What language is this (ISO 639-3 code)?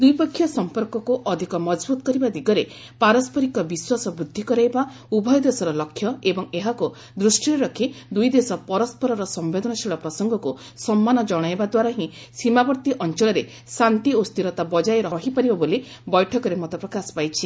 ori